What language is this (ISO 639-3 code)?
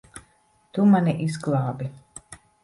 lav